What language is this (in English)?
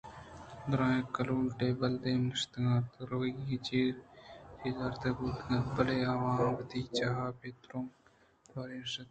Eastern Balochi